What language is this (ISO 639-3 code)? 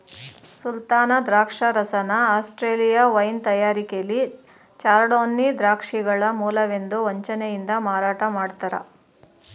kan